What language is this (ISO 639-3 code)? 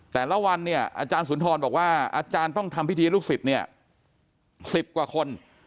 tha